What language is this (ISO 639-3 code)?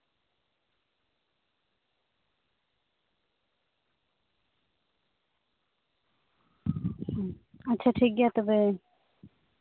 sat